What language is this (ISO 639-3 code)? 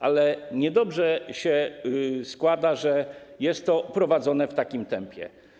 pol